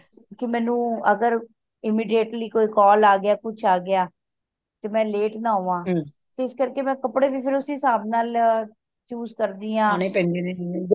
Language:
Punjabi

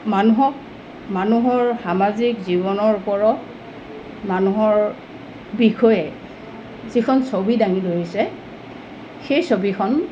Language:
Assamese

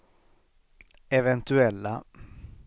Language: Swedish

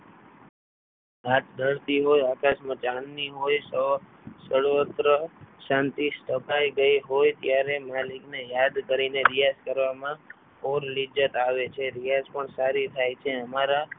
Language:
Gujarati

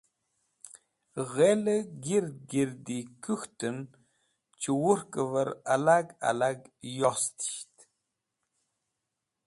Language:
Wakhi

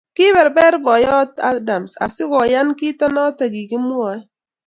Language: Kalenjin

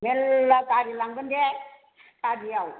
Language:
Bodo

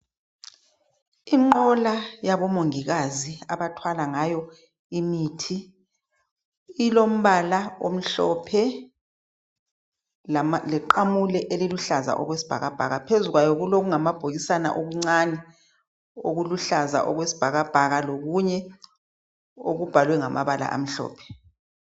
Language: North Ndebele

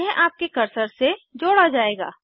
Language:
Hindi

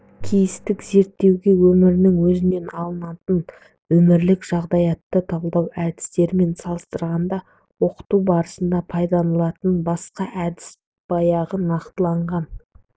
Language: Kazakh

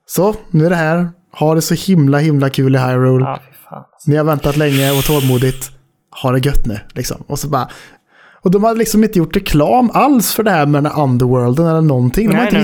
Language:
Swedish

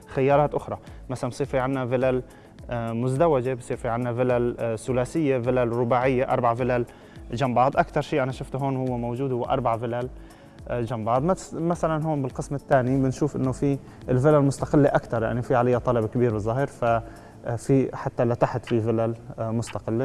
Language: Arabic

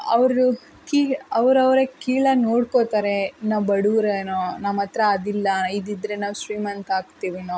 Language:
Kannada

